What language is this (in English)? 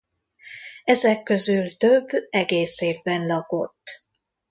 Hungarian